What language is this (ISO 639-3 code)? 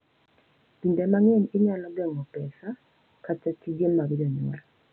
luo